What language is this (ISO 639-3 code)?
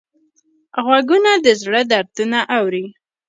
pus